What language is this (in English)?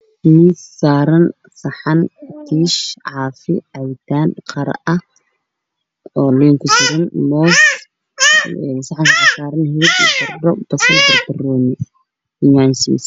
Somali